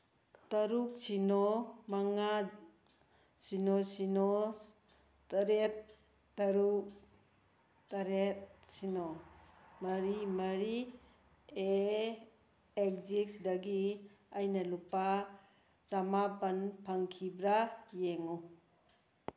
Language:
Manipuri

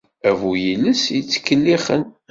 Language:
Kabyle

